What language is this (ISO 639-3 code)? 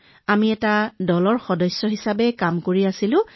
asm